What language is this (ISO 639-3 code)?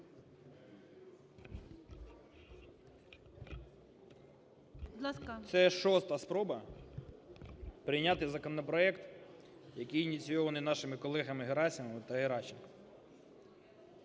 ukr